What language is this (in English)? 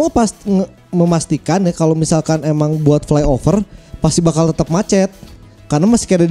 Indonesian